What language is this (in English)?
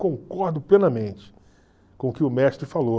Portuguese